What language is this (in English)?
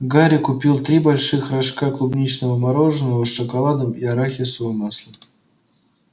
Russian